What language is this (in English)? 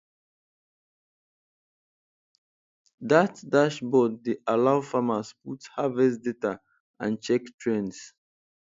Nigerian Pidgin